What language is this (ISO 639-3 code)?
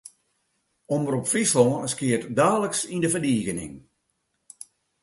fry